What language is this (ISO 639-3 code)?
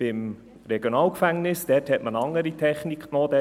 gsw